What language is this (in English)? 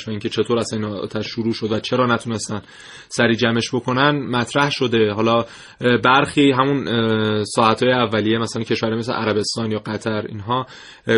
Persian